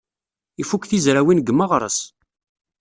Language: Kabyle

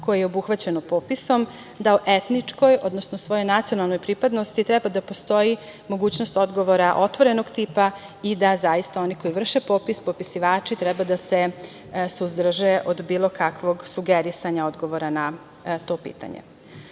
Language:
Serbian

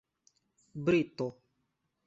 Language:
Esperanto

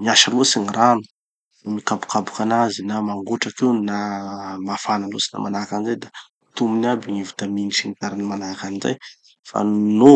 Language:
Tanosy Malagasy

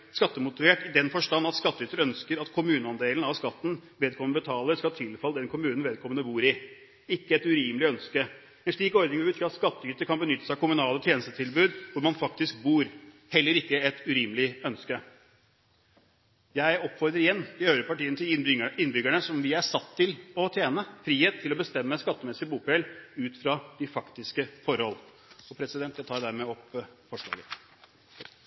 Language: Norwegian Bokmål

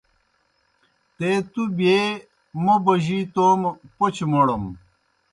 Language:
Kohistani Shina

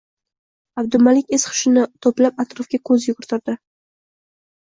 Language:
Uzbek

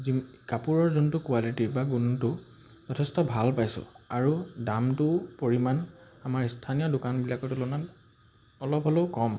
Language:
Assamese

